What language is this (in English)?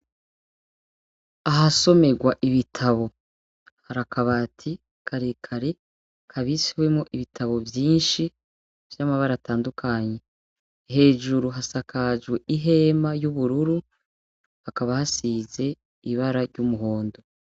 Rundi